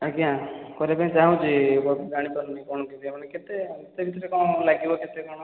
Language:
Odia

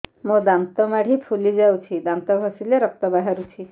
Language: Odia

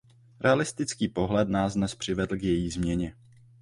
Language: Czech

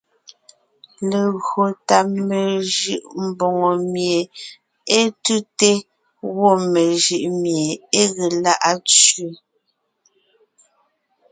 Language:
Ngiemboon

